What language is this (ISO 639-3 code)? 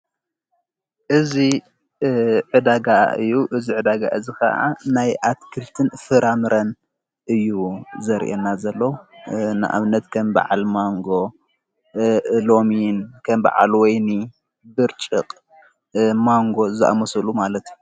tir